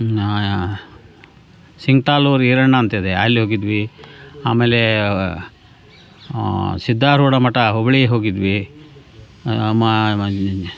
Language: Kannada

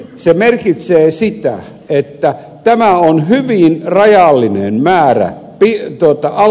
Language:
Finnish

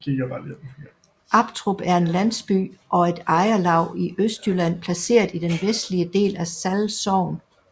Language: Danish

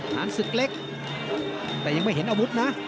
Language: Thai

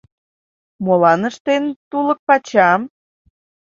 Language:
Mari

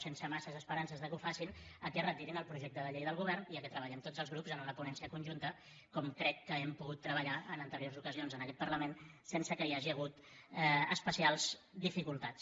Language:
Catalan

